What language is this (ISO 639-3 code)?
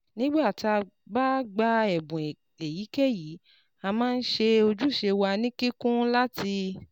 yor